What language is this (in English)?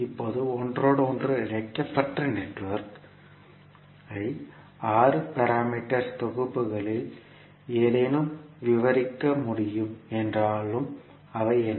Tamil